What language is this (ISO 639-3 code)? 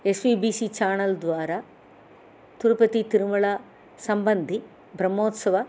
san